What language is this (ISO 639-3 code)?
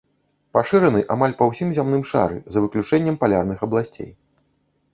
bel